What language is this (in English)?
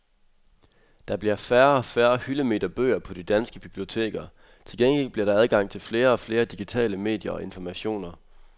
Danish